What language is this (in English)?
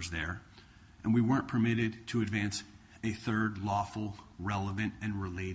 English